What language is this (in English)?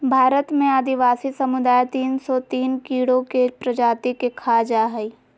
Magahi